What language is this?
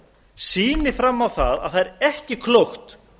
Icelandic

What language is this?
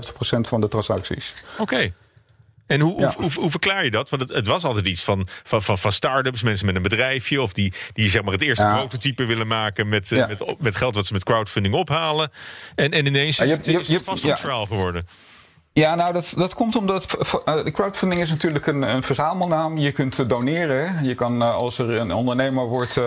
Dutch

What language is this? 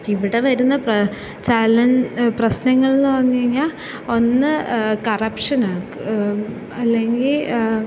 Malayalam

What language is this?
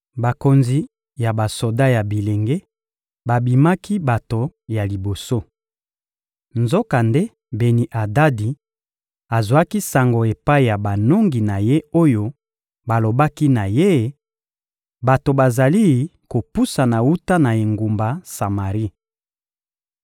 Lingala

